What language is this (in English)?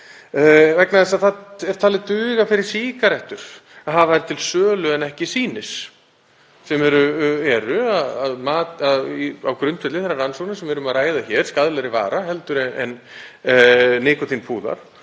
Icelandic